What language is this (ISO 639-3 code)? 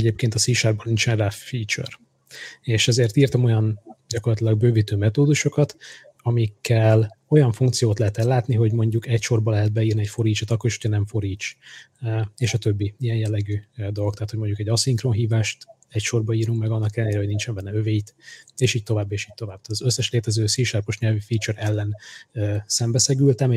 hun